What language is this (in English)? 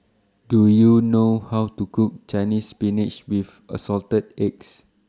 English